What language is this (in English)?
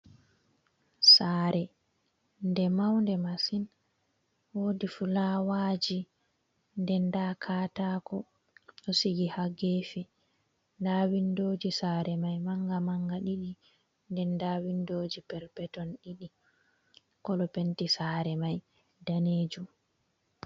Fula